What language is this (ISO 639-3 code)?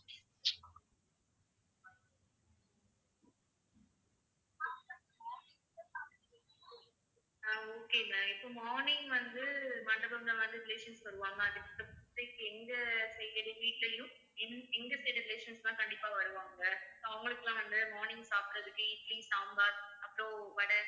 tam